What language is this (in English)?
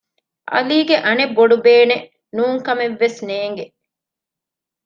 Divehi